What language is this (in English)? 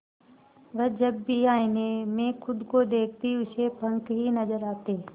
Hindi